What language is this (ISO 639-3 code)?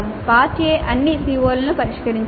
tel